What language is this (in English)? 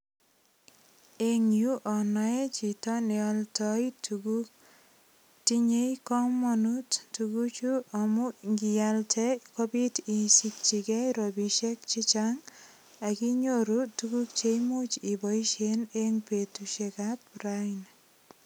Kalenjin